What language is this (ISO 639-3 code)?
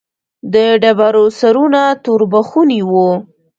pus